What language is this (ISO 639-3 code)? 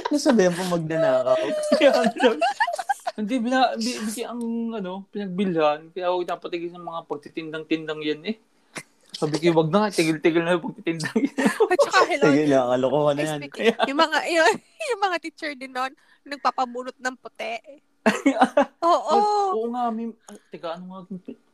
fil